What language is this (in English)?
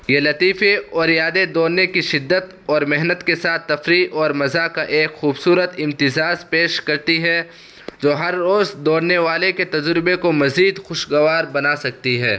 Urdu